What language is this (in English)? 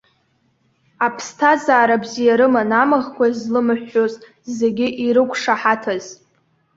Abkhazian